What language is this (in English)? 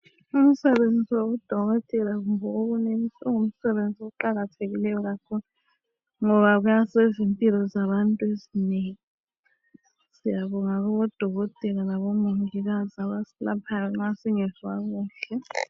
North Ndebele